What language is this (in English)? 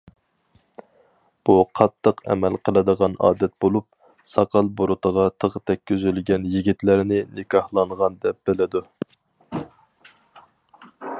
Uyghur